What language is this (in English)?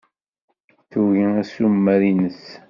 Kabyle